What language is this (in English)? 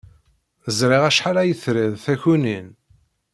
Kabyle